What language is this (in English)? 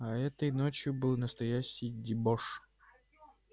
Russian